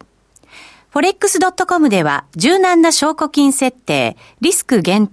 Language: Japanese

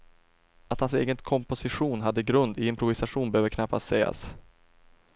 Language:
Swedish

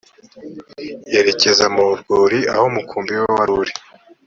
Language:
Kinyarwanda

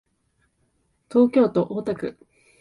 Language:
Japanese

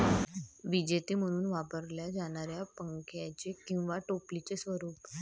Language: Marathi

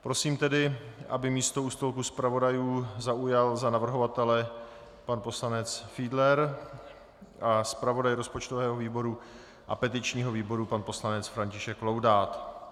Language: Czech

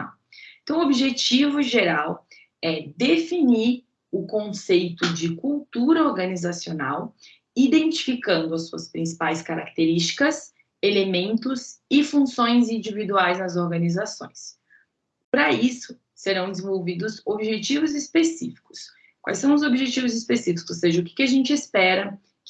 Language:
Portuguese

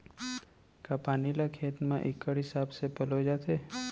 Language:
Chhattisgarhi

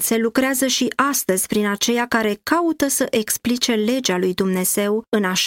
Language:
Romanian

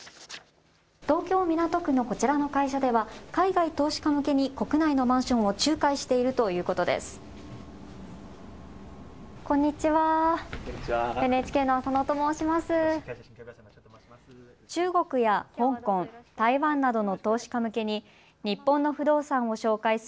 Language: Japanese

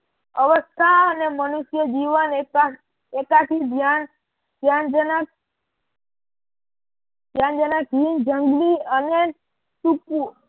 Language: Gujarati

